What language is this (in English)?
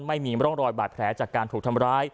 Thai